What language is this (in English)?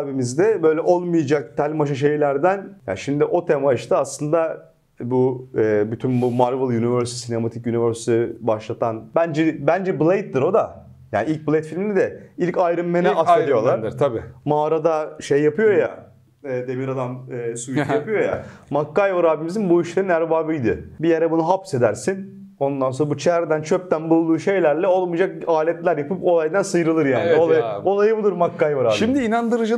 Turkish